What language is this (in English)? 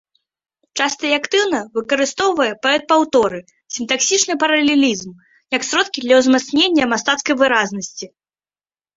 Belarusian